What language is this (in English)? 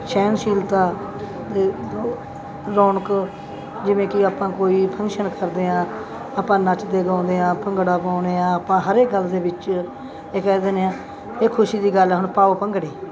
Punjabi